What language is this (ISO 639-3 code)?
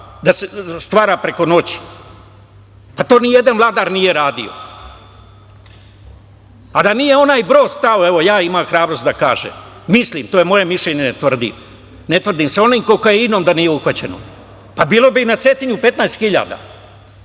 srp